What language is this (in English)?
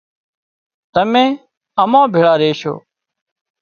Wadiyara Koli